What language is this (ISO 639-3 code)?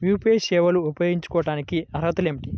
tel